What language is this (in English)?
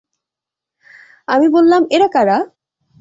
Bangla